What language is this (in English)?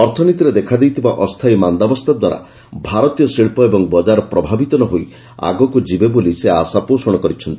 Odia